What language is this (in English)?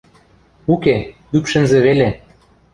Western Mari